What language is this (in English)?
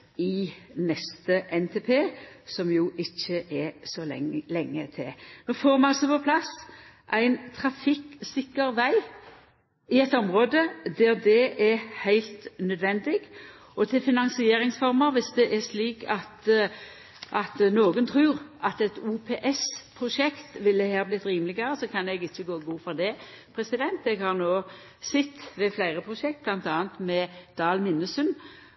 Norwegian Nynorsk